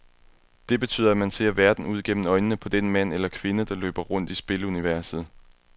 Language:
Danish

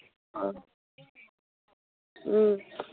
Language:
Manipuri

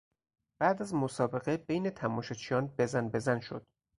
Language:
Persian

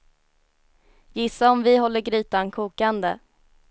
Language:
Swedish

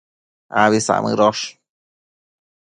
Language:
Matsés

